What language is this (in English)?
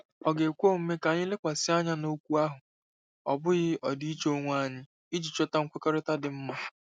Igbo